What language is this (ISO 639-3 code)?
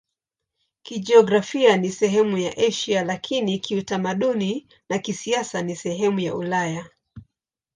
swa